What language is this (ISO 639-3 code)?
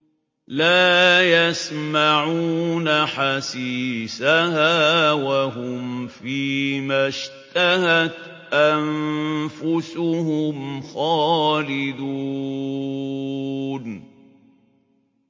ara